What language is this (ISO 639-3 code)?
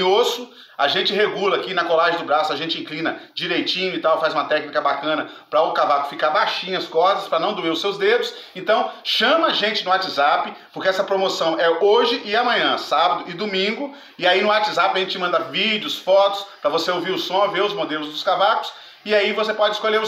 por